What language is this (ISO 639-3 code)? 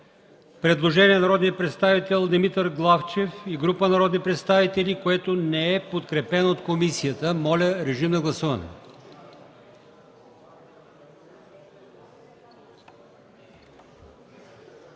bul